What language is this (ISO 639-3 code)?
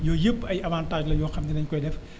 wol